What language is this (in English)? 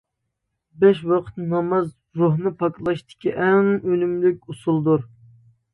Uyghur